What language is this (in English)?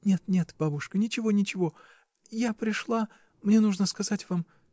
Russian